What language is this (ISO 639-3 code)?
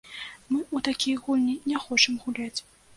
bel